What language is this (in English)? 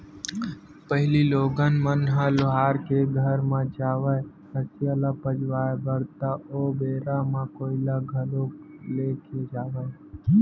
Chhattisgarhi